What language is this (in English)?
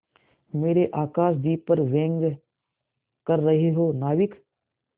Hindi